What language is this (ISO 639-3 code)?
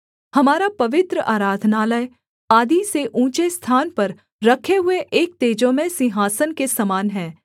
hin